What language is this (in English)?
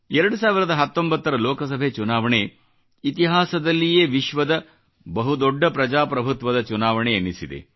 Kannada